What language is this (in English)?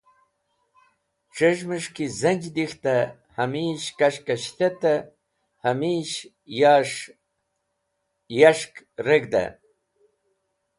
Wakhi